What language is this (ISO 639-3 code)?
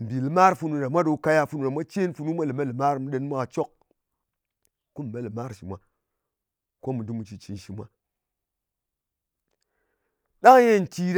anc